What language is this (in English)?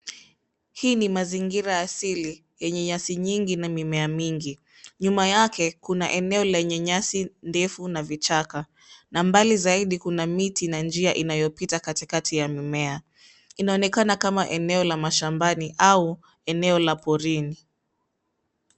Swahili